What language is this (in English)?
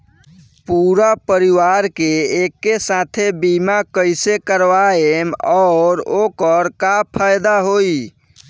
Bhojpuri